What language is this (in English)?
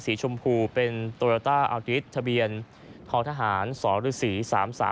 Thai